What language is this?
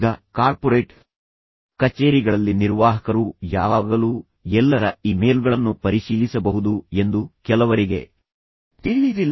Kannada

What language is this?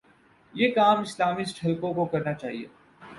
Urdu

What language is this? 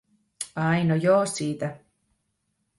Finnish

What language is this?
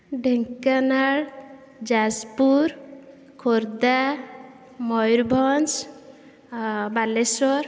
Odia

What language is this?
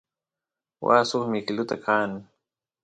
Santiago del Estero Quichua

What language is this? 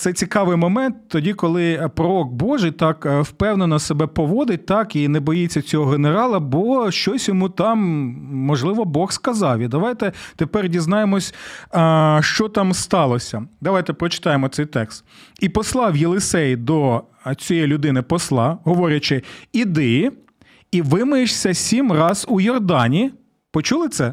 Ukrainian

